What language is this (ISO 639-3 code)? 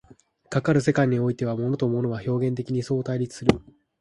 jpn